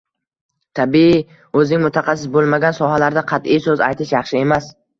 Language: Uzbek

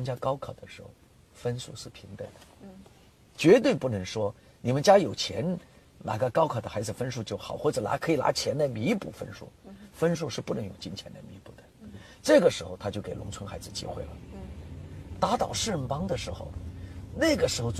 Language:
Chinese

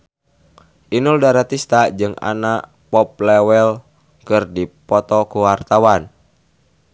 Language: Sundanese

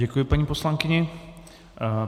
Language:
Czech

